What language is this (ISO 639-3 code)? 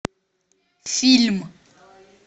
rus